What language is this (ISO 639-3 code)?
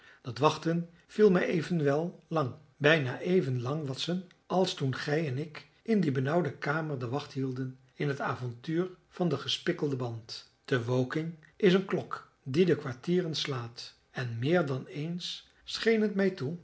nld